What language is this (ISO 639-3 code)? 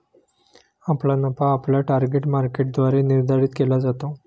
mar